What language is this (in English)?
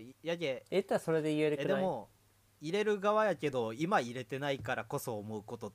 Japanese